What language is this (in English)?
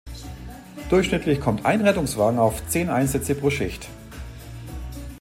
German